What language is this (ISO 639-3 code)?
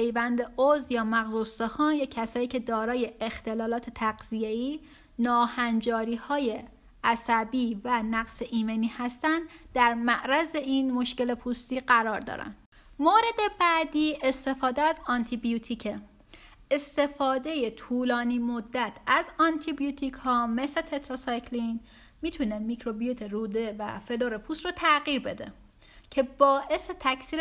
fas